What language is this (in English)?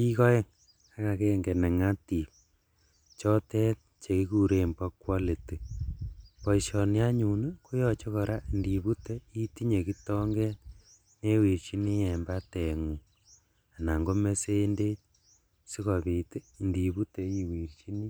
Kalenjin